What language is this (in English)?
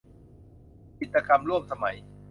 Thai